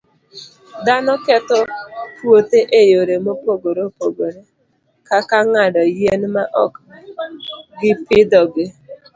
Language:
Luo (Kenya and Tanzania)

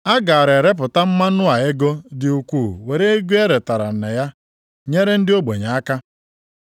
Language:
Igbo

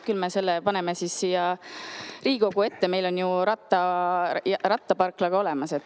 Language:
Estonian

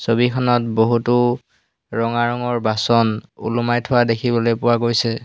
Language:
Assamese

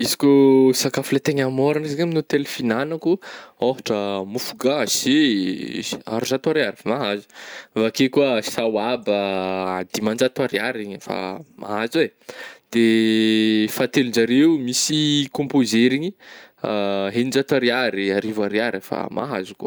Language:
Northern Betsimisaraka Malagasy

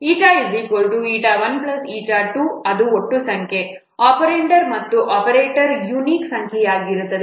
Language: Kannada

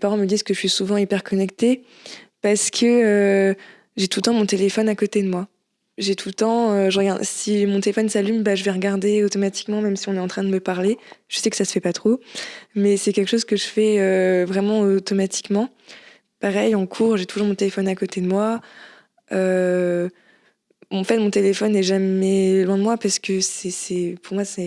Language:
French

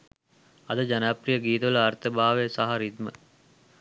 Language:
Sinhala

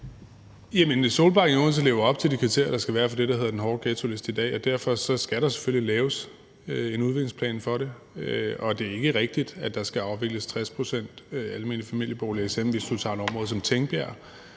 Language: Danish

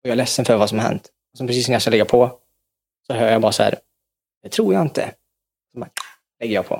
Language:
Swedish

